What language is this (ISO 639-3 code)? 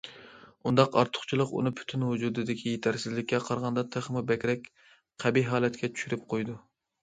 uig